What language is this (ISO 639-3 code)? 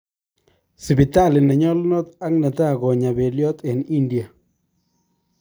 kln